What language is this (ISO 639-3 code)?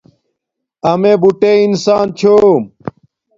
dmk